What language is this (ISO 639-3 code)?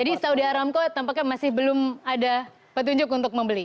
ind